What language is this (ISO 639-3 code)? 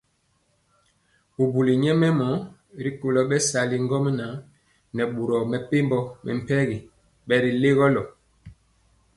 mcx